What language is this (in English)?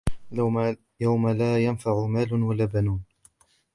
Arabic